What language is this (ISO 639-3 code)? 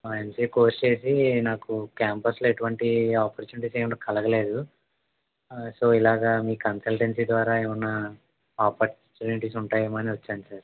tel